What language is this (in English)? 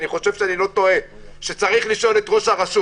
Hebrew